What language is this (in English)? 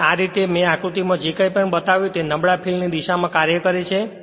Gujarati